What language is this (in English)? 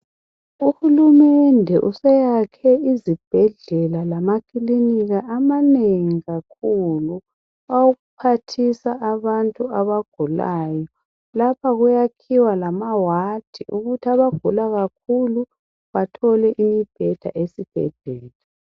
North Ndebele